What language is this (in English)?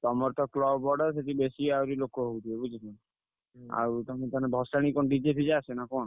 Odia